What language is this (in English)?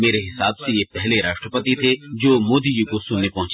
Hindi